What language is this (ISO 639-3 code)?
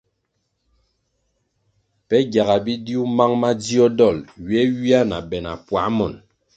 nmg